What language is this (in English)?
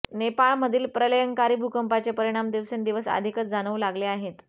Marathi